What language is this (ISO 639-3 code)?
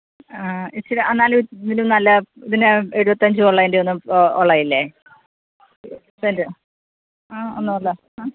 mal